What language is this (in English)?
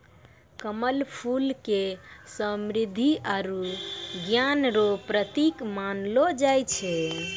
Maithili